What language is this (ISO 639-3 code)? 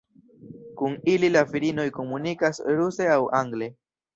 epo